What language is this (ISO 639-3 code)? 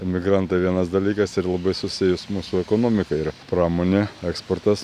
lit